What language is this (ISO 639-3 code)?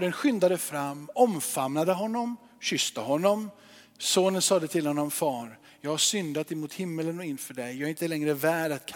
swe